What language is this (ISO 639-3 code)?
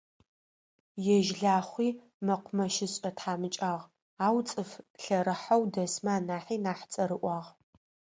ady